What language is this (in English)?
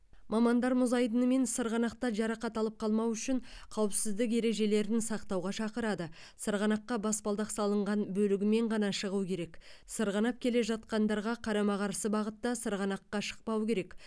Kazakh